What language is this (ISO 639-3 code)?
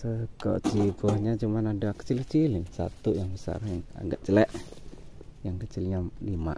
ind